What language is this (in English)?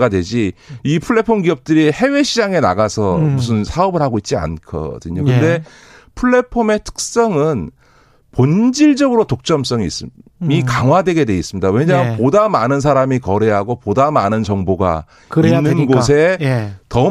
Korean